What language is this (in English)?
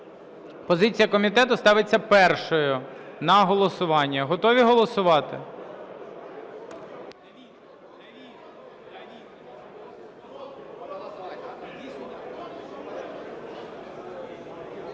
Ukrainian